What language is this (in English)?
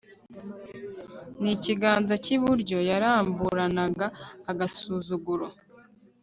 Kinyarwanda